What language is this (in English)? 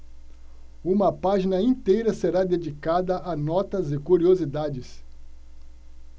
Portuguese